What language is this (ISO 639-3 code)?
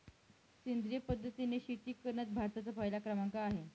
mar